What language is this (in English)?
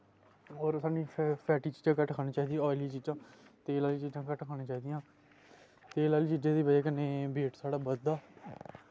Dogri